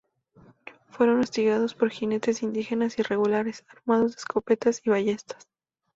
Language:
Spanish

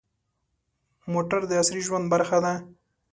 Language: Pashto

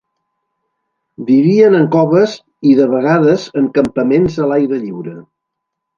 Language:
Catalan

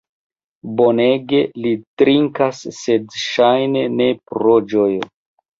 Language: Esperanto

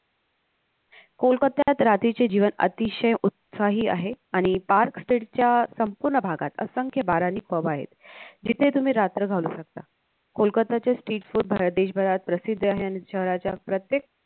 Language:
Marathi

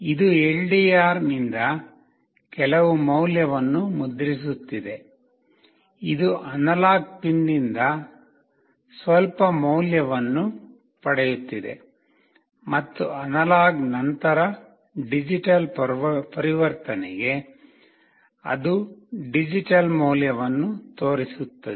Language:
Kannada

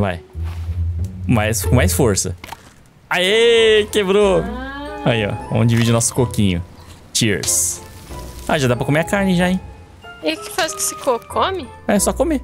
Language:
Portuguese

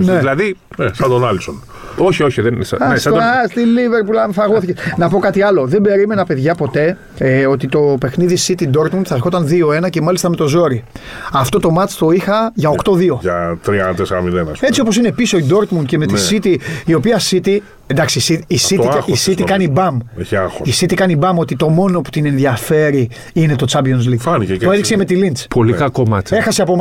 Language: Greek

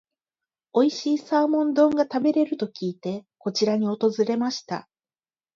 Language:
Japanese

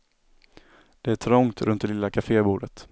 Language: Swedish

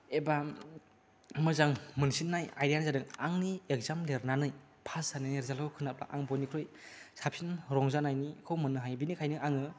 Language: Bodo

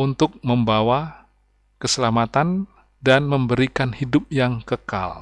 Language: Indonesian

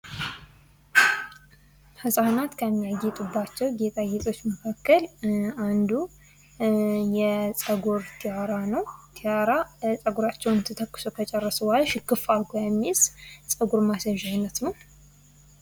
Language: Amharic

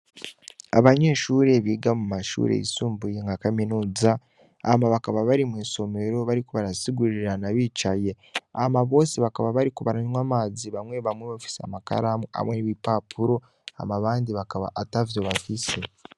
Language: Rundi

